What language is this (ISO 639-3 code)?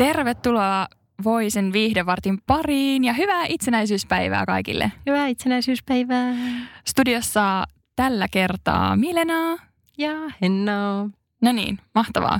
fin